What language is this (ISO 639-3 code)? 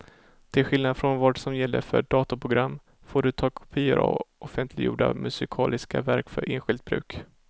swe